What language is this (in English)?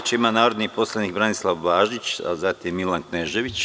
Serbian